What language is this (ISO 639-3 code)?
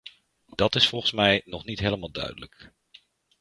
nld